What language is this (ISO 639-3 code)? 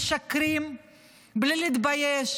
heb